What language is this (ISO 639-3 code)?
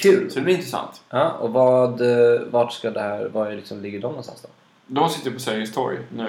swe